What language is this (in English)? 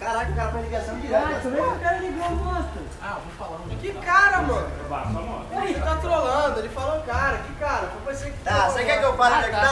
Portuguese